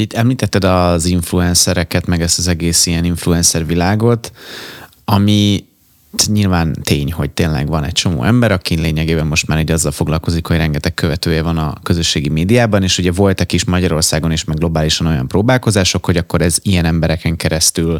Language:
Hungarian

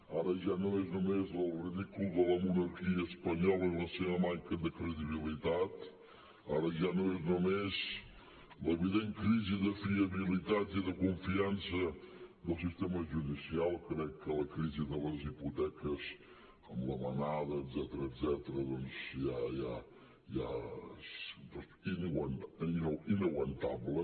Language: Catalan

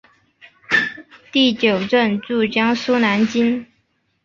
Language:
Chinese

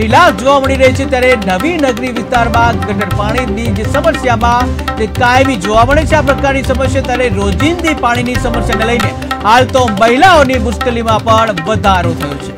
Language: Gujarati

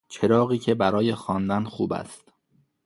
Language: Persian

